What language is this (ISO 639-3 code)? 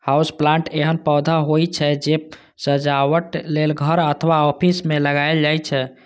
mai